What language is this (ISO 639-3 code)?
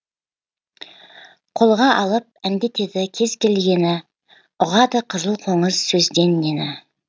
kaz